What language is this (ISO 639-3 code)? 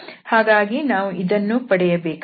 kan